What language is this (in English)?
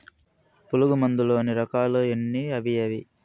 Telugu